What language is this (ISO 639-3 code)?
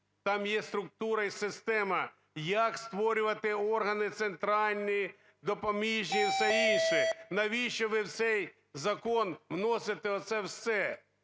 ukr